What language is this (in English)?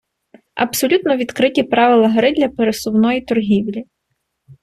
Ukrainian